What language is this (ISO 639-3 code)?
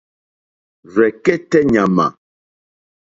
bri